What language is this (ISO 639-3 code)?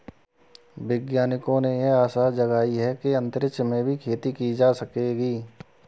hin